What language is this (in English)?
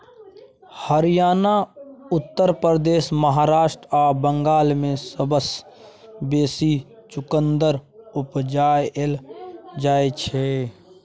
Maithili